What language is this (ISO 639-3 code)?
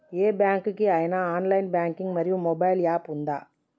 tel